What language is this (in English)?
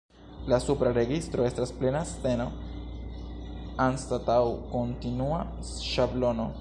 Esperanto